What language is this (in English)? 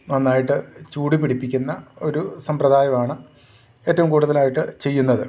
Malayalam